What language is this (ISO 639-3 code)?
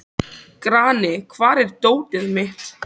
isl